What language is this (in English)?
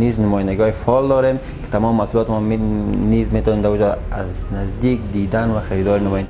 Pashto